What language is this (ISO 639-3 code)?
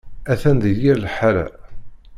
kab